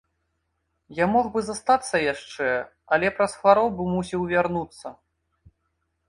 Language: Belarusian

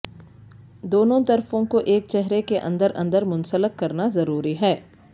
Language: Urdu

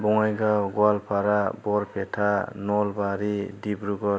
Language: Bodo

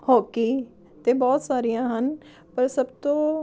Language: Punjabi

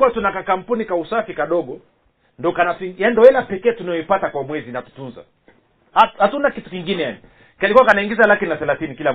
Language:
Swahili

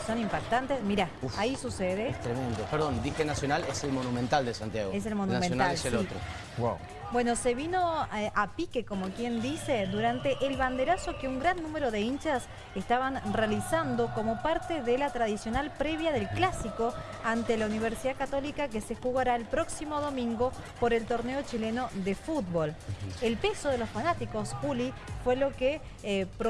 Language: Spanish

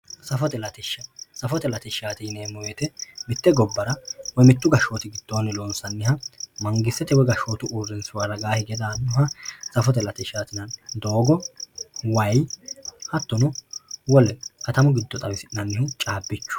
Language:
Sidamo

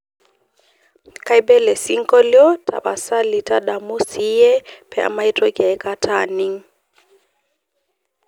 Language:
Masai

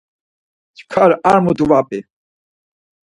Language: Laz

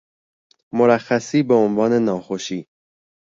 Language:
Persian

